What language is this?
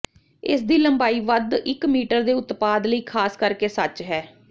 Punjabi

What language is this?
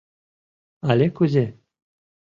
Mari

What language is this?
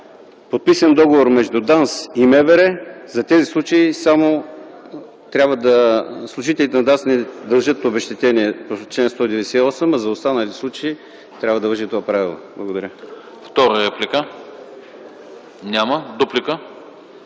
Bulgarian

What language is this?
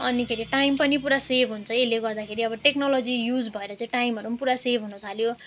Nepali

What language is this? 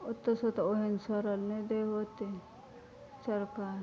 Maithili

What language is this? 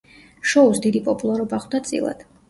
Georgian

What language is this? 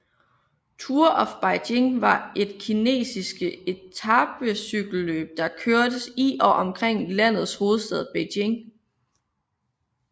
Danish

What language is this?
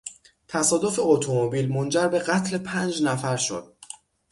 Persian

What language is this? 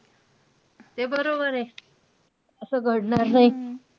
Marathi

